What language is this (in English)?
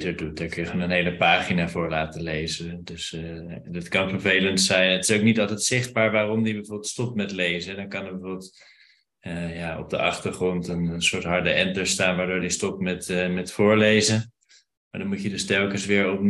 Dutch